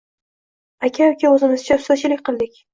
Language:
Uzbek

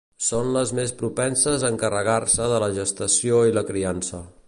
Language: Catalan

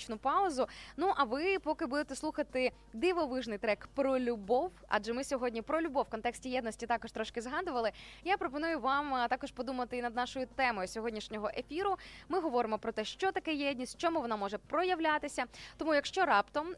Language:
Ukrainian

